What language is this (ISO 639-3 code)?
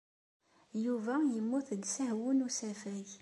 kab